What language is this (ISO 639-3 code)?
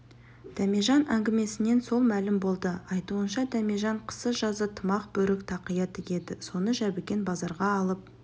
kaz